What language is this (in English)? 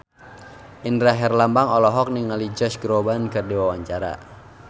Sundanese